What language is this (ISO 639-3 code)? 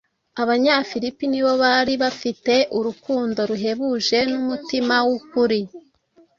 kin